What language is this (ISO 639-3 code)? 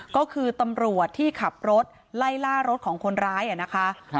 tha